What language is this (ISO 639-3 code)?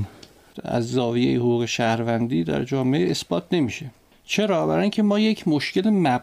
fas